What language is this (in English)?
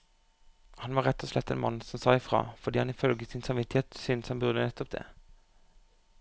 Norwegian